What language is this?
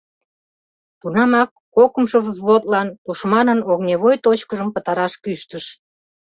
Mari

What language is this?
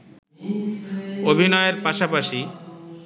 Bangla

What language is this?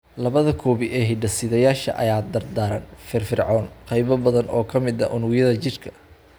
Somali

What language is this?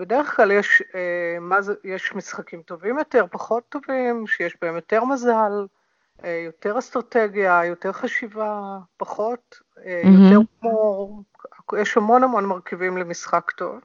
Hebrew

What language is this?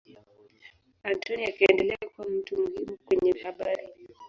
Swahili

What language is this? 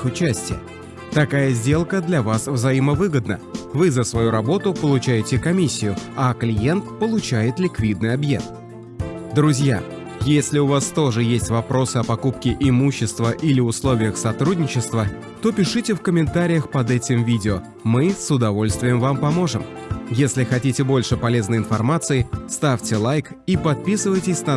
Russian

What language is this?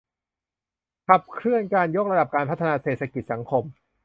Thai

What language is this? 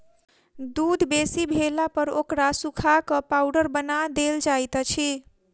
Maithili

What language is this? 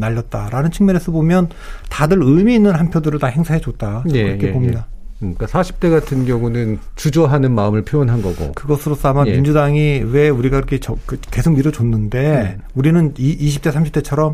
Korean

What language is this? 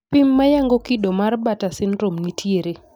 Luo (Kenya and Tanzania)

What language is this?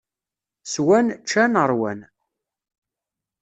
Kabyle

